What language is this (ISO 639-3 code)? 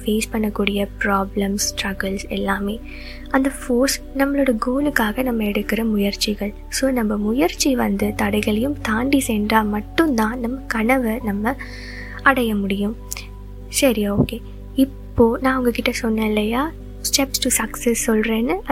tam